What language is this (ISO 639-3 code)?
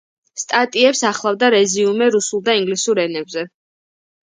kat